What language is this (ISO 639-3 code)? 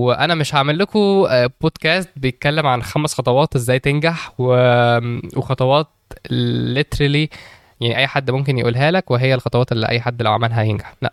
ara